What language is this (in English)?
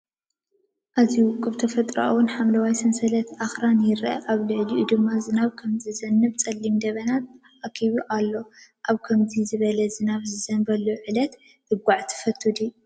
Tigrinya